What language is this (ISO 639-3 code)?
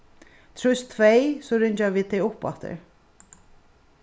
fao